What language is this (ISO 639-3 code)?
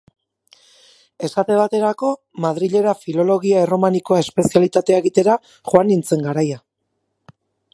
eus